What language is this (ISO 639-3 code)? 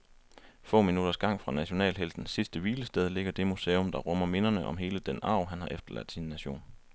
dan